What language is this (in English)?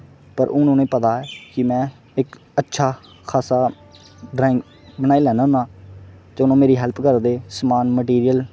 Dogri